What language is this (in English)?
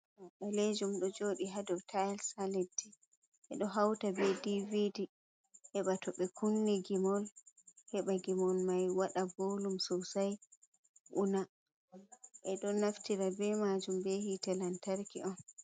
Fula